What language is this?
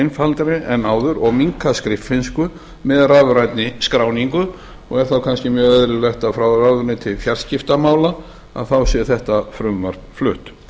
Icelandic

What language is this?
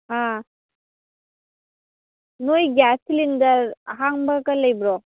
Manipuri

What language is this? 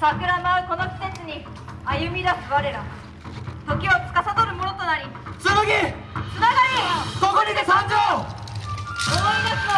Japanese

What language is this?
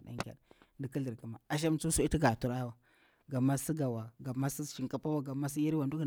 Bura-Pabir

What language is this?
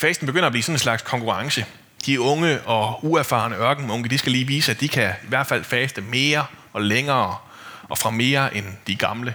Danish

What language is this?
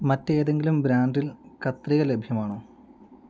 Malayalam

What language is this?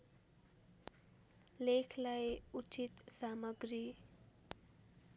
Nepali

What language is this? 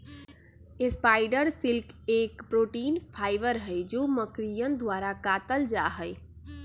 Magahi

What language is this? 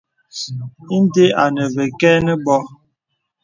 Bebele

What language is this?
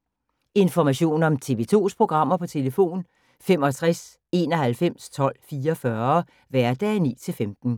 Danish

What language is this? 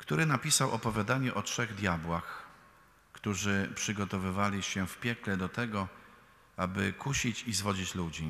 Polish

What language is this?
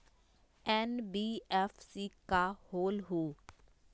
Magahi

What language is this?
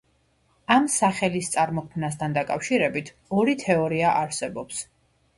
Georgian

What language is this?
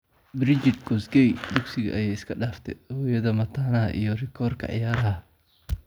Somali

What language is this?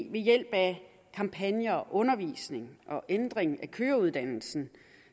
Danish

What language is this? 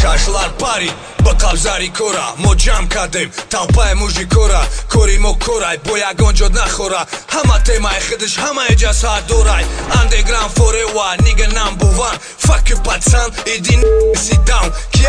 Tajik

